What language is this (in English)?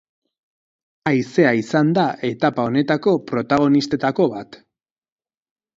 Basque